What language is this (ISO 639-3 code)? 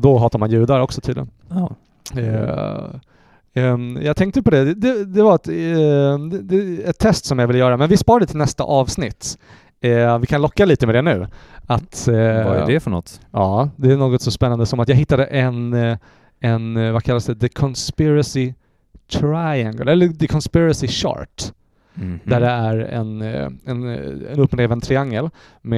swe